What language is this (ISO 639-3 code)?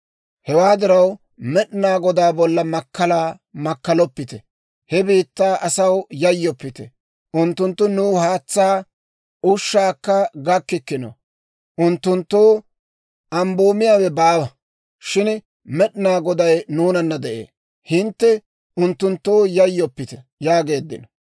dwr